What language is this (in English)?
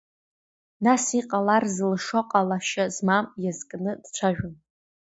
Abkhazian